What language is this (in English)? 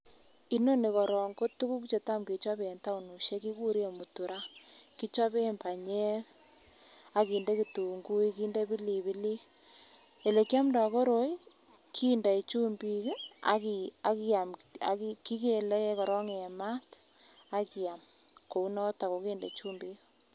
Kalenjin